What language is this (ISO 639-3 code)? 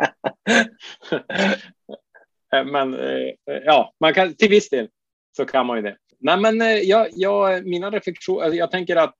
swe